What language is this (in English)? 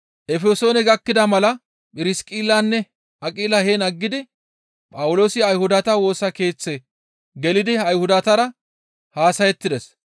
Gamo